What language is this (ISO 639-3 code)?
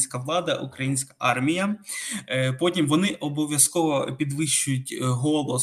ukr